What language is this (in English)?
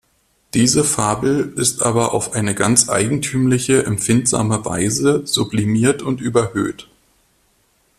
German